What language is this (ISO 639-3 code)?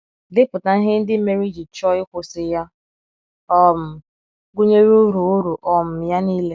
ibo